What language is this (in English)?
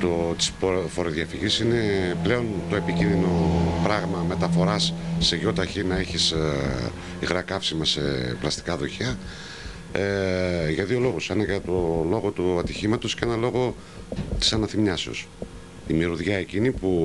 Greek